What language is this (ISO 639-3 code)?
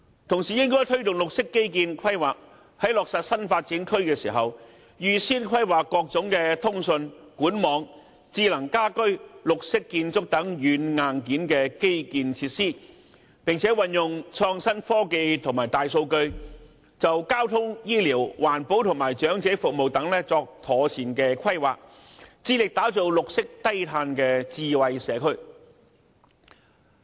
yue